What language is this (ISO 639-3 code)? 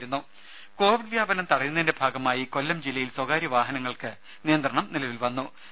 mal